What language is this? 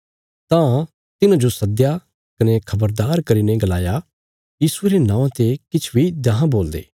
Bilaspuri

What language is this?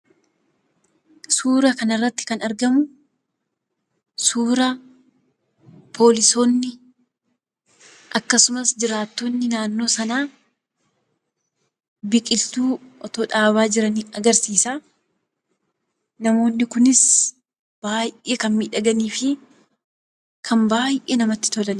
Oromo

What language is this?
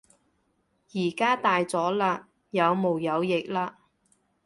Cantonese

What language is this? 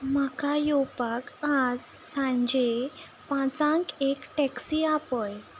Konkani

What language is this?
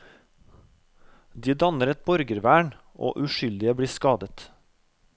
Norwegian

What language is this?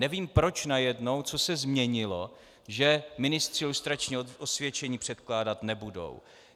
Czech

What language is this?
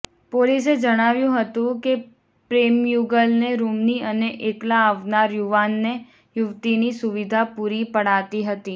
Gujarati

